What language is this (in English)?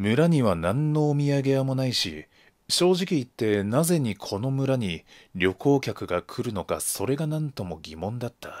Japanese